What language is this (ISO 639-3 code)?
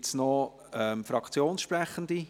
gsw